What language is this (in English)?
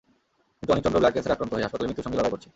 Bangla